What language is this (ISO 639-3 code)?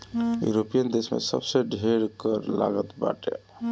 bho